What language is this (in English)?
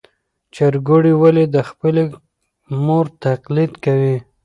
Pashto